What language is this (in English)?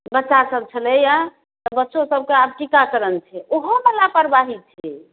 Maithili